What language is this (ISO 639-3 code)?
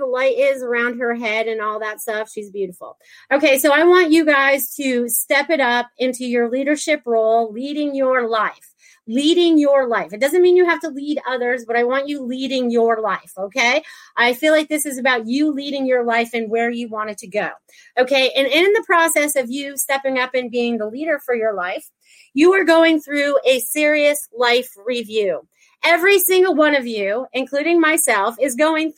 eng